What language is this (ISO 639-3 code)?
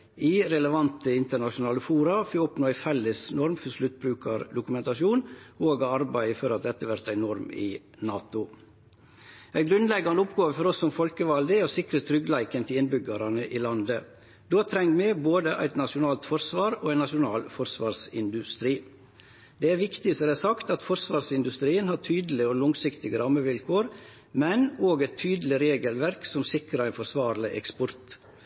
nno